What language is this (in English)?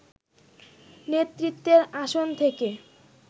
Bangla